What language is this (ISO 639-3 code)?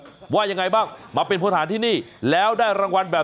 tha